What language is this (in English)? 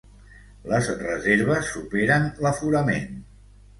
Catalan